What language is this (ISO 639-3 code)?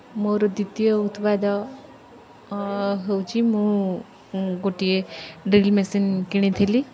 ori